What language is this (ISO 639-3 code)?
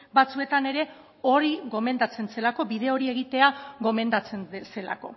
eus